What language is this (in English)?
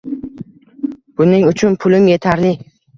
Uzbek